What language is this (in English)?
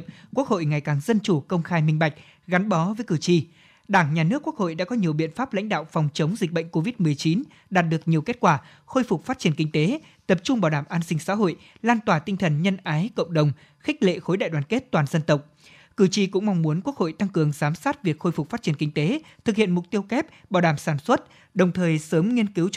Vietnamese